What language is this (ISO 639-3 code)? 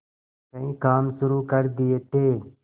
hin